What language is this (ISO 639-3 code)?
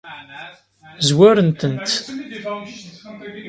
kab